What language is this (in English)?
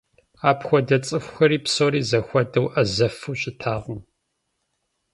Kabardian